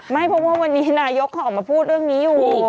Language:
Thai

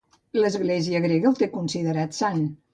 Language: Catalan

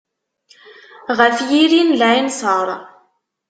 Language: Kabyle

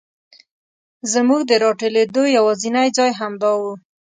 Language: Pashto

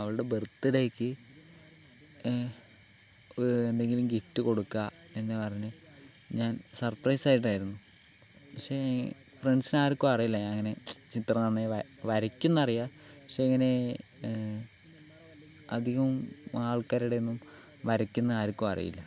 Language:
Malayalam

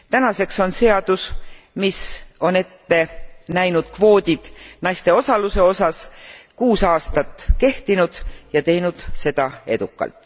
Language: Estonian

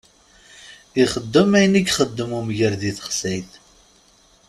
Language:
Kabyle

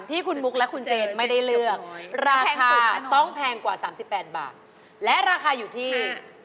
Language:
Thai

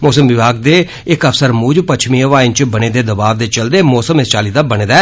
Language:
Dogri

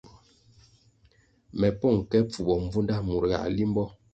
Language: Kwasio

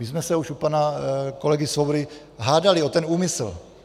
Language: Czech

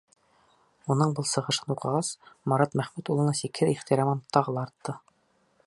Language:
Bashkir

